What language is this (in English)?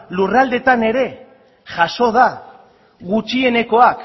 Basque